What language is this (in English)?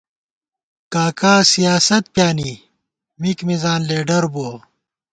Gawar-Bati